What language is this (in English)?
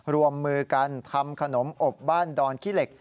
Thai